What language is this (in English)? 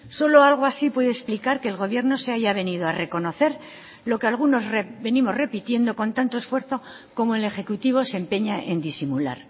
Spanish